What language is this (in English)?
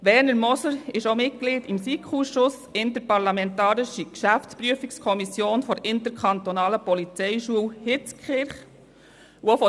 Swiss German